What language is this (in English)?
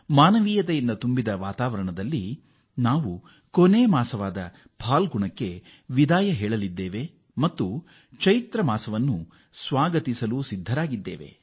Kannada